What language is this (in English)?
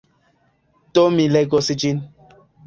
Esperanto